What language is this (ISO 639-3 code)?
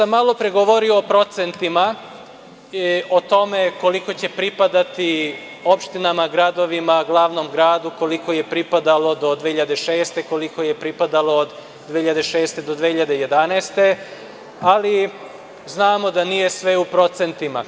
srp